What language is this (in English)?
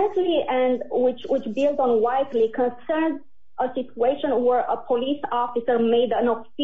English